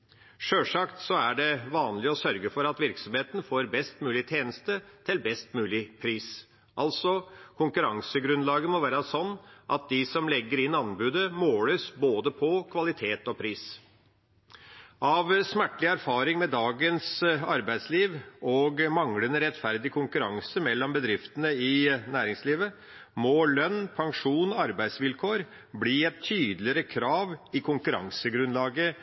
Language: Norwegian Bokmål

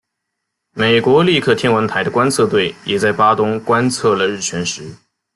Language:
Chinese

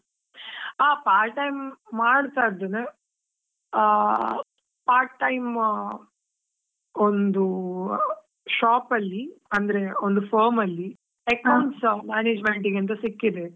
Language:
Kannada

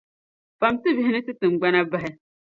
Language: Dagbani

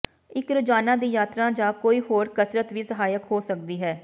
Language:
Punjabi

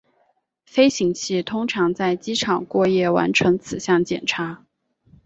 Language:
Chinese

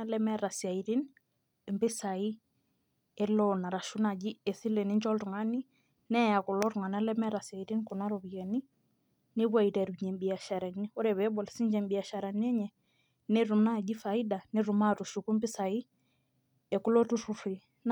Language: Masai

